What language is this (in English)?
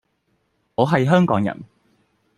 Cantonese